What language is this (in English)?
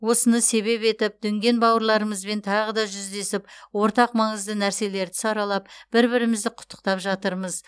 Kazakh